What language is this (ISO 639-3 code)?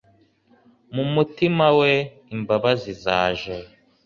kin